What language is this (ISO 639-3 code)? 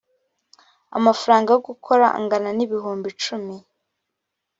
kin